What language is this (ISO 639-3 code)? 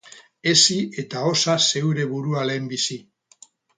eus